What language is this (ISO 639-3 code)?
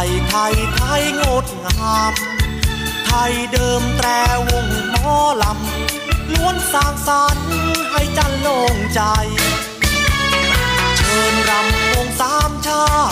tha